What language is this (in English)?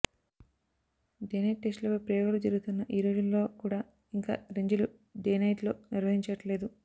Telugu